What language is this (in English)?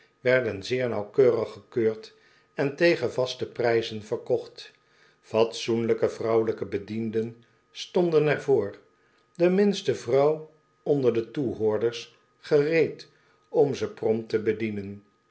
Dutch